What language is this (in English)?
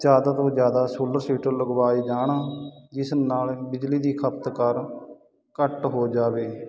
Punjabi